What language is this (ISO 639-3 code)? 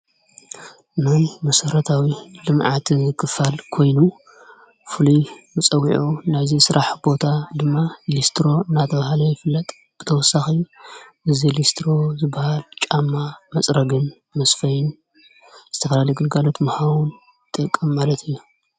tir